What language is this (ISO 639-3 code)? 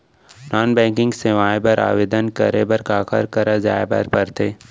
hne